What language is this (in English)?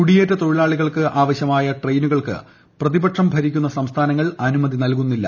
Malayalam